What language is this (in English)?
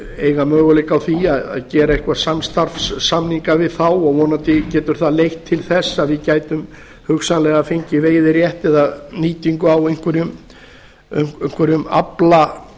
Icelandic